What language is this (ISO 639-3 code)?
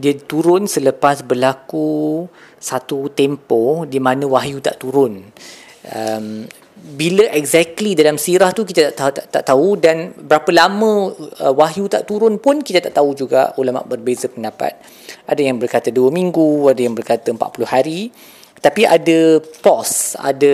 msa